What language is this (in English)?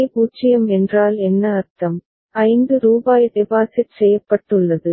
Tamil